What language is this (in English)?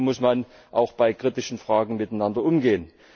German